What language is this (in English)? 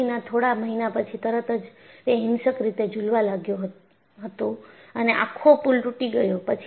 Gujarati